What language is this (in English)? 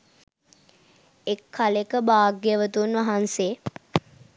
Sinhala